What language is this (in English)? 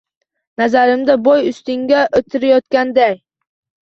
Uzbek